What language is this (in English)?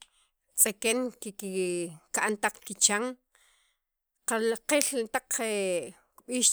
Sacapulteco